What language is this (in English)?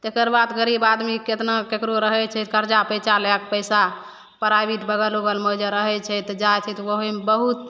Maithili